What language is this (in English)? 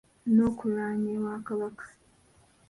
Ganda